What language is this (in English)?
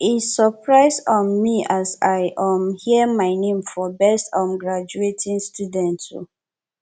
Nigerian Pidgin